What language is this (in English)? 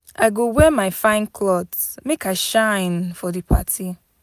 Nigerian Pidgin